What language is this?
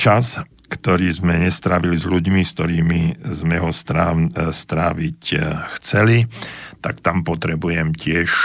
Slovak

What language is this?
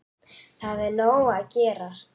Icelandic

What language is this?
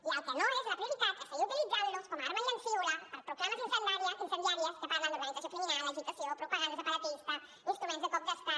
Catalan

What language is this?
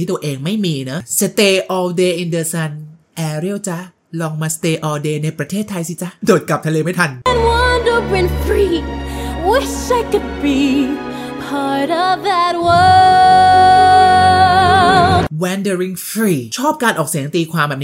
Thai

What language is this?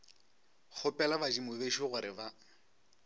Northern Sotho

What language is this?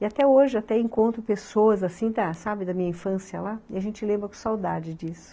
Portuguese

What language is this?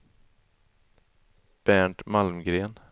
Swedish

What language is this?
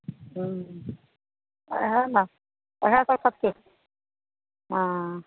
Maithili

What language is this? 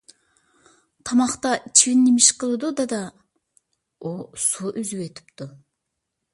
Uyghur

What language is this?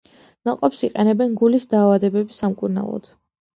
Georgian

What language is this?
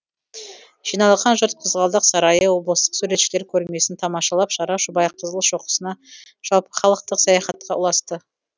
Kazakh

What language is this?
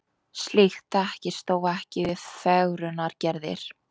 Icelandic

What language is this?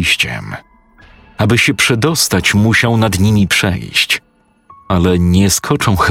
Polish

